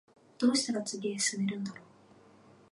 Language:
Japanese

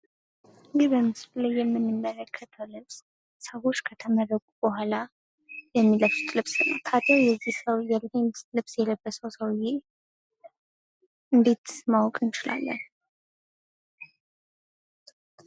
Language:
Amharic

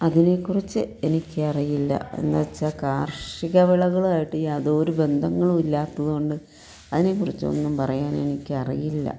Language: Malayalam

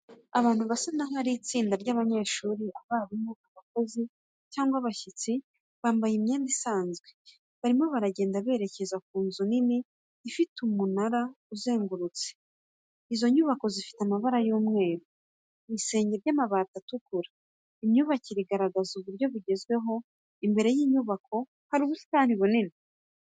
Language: Kinyarwanda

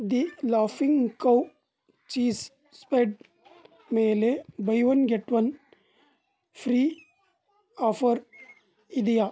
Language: Kannada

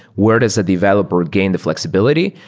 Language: English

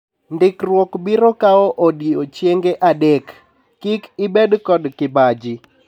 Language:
Luo (Kenya and Tanzania)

